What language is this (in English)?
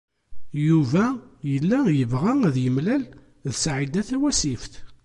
Kabyle